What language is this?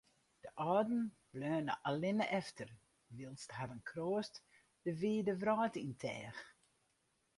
Western Frisian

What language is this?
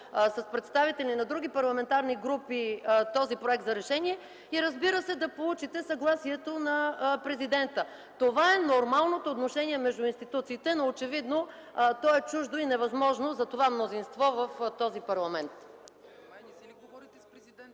Bulgarian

